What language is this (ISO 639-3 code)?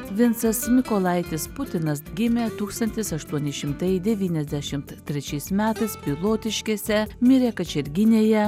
lit